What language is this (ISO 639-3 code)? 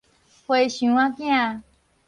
nan